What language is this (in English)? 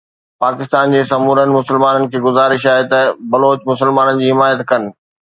Sindhi